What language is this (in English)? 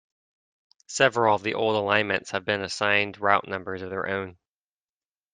English